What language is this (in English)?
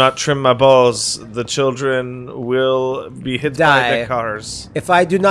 English